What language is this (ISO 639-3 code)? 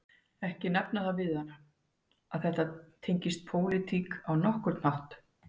isl